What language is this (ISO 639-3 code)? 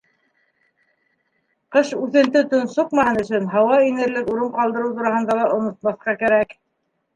bak